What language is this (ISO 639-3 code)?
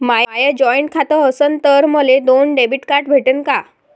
mar